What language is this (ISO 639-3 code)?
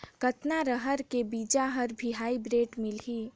hne